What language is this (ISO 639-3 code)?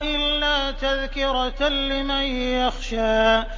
ara